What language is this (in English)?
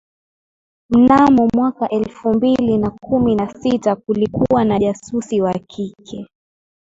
Swahili